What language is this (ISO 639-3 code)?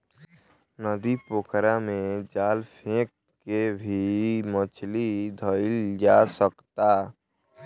bho